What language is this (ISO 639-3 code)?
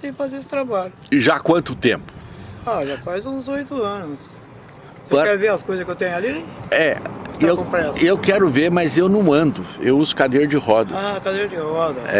por